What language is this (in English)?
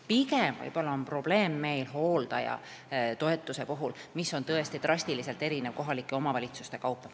Estonian